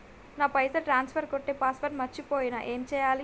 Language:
Telugu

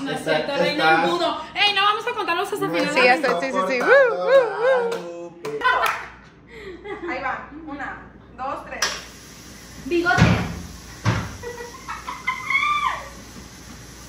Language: Spanish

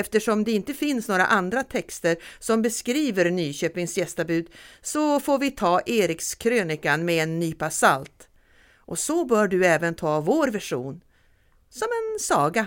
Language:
Swedish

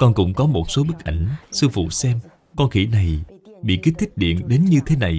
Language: Vietnamese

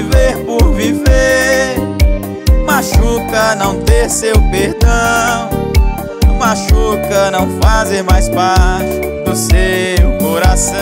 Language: Portuguese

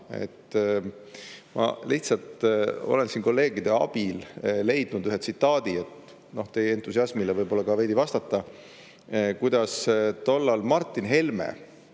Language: Estonian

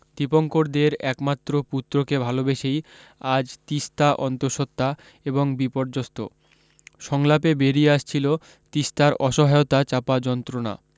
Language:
Bangla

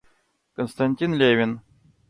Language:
Russian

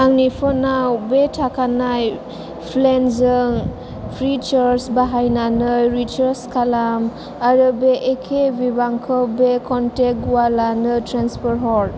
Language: Bodo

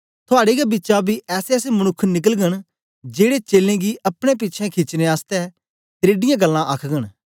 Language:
Dogri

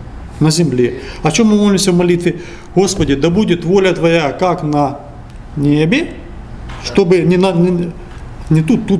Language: Russian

